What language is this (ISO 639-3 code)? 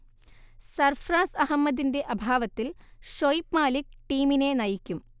mal